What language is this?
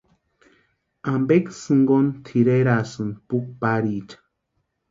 Western Highland Purepecha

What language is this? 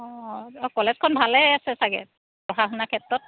Assamese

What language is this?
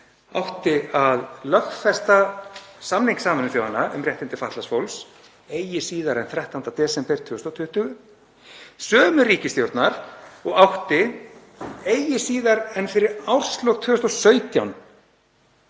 Icelandic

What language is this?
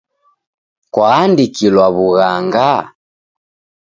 Taita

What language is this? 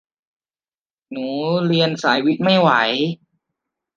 Thai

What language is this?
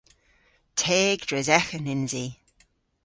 Cornish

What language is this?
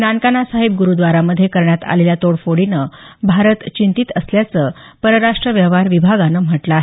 Marathi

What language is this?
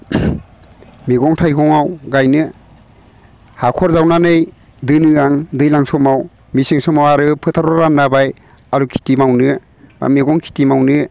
Bodo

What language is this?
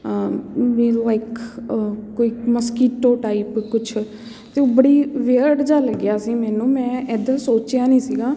Punjabi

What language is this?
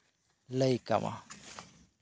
Santali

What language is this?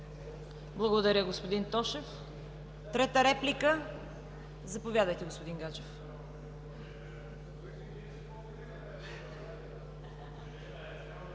Bulgarian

